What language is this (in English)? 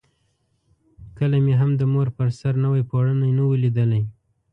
Pashto